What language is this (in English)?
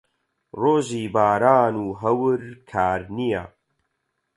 Central Kurdish